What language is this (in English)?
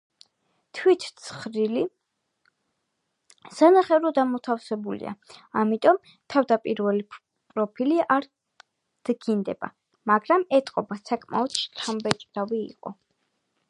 Georgian